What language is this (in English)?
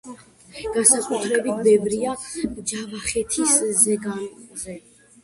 Georgian